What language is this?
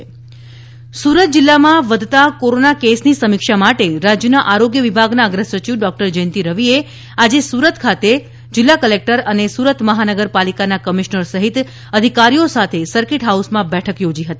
Gujarati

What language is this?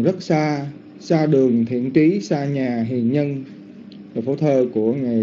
Vietnamese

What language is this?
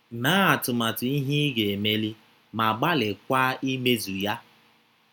Igbo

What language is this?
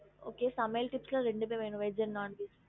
Tamil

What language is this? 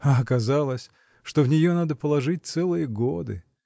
Russian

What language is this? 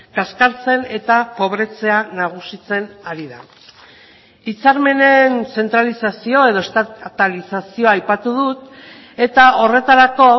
Basque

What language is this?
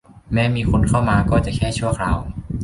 Thai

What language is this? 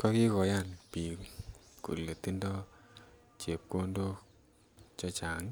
Kalenjin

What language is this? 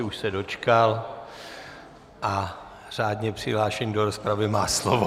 Czech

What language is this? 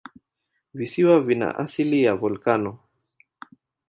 Swahili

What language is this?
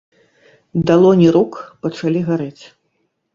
Belarusian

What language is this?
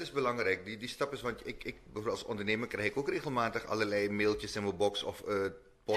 Dutch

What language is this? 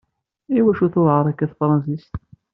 Kabyle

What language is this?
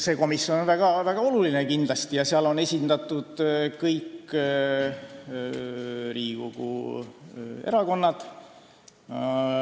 Estonian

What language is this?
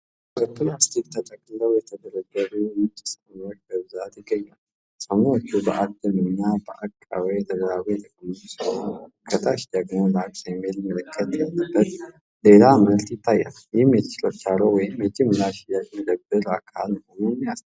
Amharic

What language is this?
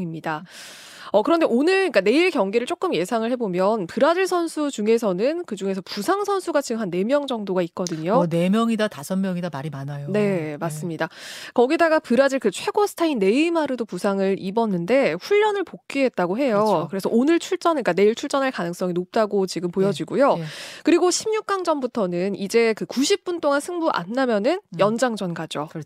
Korean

